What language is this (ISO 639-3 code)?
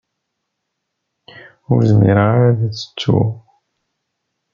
kab